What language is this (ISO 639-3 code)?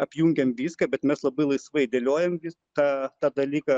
lit